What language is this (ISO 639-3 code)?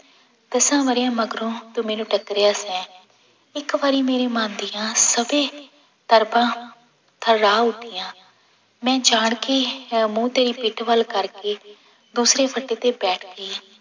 pan